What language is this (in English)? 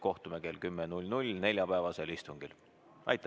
Estonian